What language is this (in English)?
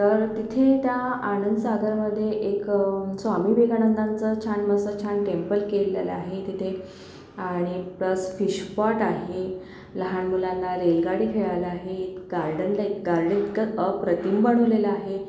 Marathi